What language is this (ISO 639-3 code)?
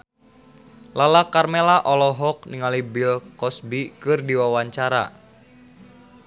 sun